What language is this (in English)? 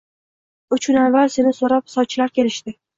Uzbek